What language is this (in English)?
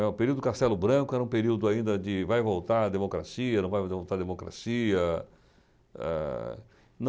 Portuguese